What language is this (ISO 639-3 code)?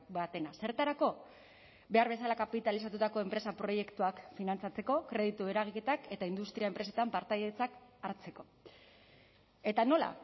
eus